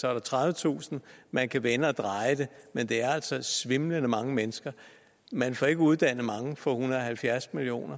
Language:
Danish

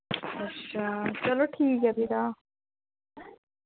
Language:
Dogri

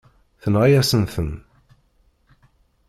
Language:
Kabyle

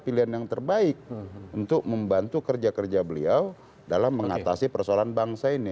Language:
Indonesian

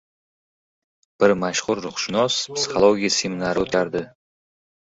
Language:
Uzbek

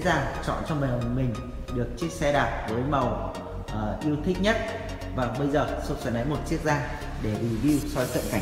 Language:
Vietnamese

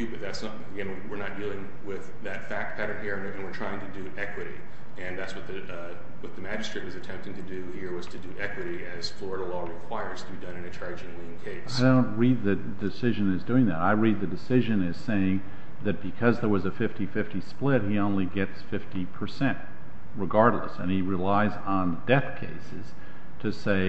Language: English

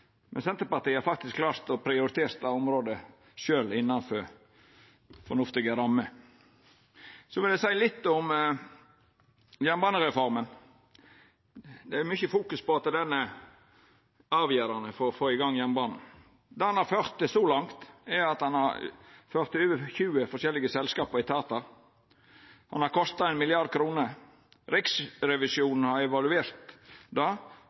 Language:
Norwegian Nynorsk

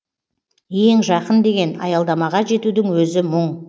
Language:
Kazakh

